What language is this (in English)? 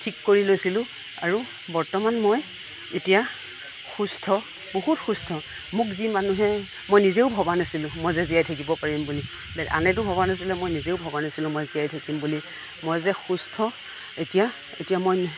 Assamese